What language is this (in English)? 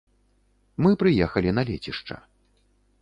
Belarusian